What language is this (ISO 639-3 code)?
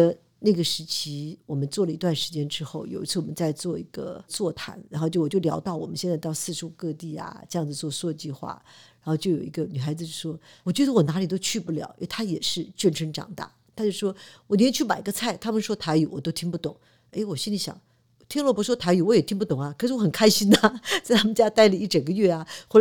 zho